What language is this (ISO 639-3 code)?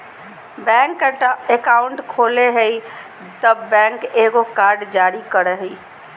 mag